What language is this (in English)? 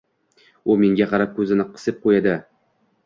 Uzbek